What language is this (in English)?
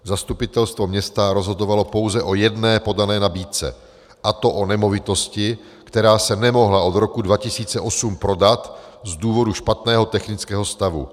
Czech